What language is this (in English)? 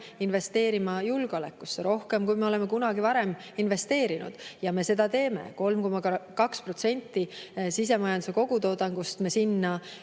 Estonian